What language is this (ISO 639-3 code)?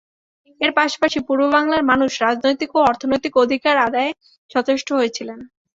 ben